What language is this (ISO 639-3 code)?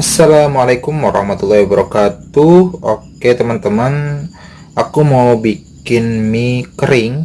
ind